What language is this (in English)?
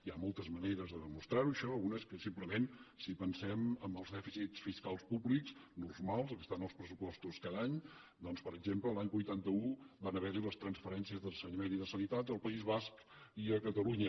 Catalan